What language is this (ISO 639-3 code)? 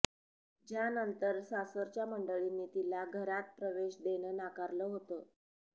mar